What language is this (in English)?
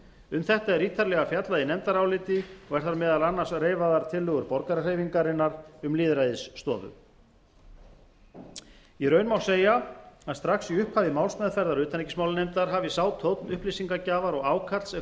Icelandic